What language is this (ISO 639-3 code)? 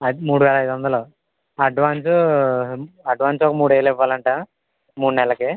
tel